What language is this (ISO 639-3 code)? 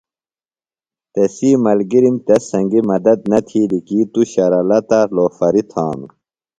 phl